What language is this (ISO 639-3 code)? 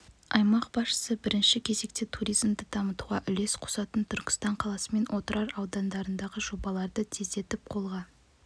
kaz